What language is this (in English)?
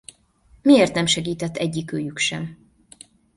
Hungarian